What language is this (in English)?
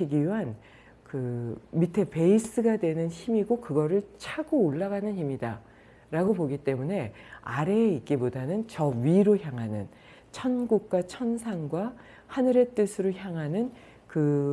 Korean